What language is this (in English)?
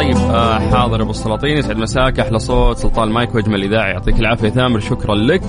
Arabic